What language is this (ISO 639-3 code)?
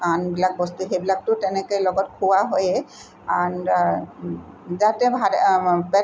asm